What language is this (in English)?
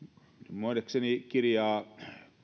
Finnish